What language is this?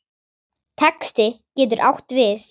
Icelandic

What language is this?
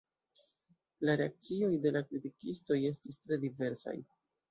Esperanto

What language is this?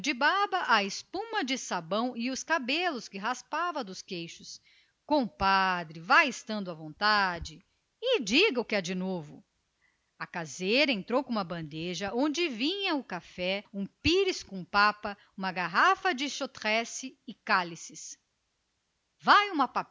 Portuguese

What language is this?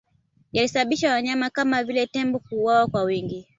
Swahili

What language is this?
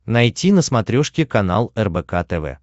Russian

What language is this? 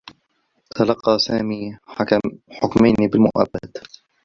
Arabic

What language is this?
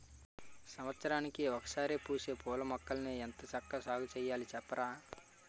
Telugu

